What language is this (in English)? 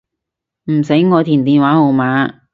Cantonese